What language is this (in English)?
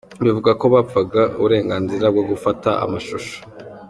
Kinyarwanda